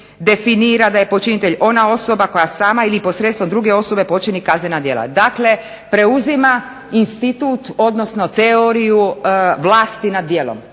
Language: Croatian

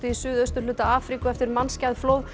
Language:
Icelandic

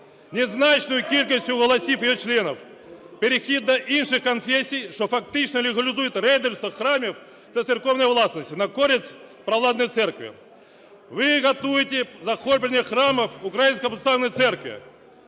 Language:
Ukrainian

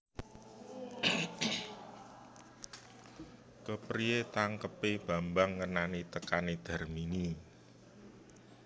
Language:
Javanese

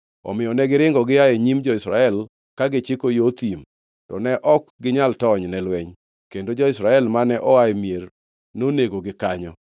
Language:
Luo (Kenya and Tanzania)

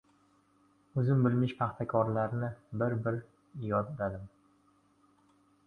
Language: Uzbek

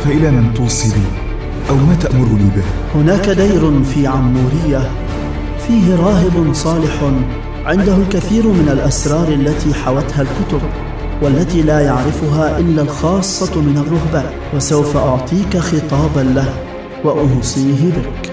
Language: Arabic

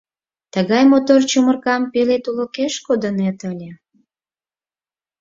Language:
Mari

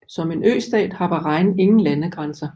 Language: Danish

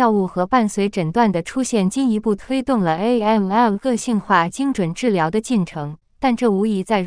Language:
Chinese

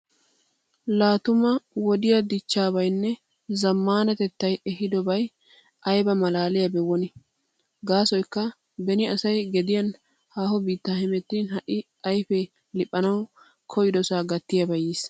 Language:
Wolaytta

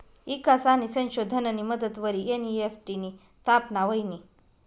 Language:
Marathi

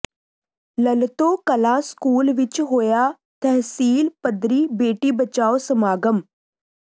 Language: Punjabi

